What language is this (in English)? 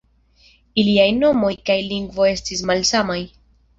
Esperanto